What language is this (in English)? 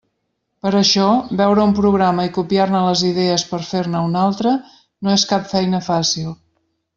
Catalan